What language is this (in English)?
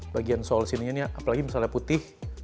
Indonesian